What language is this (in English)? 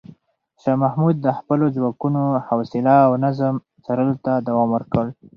Pashto